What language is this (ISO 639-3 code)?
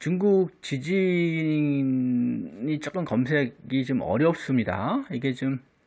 kor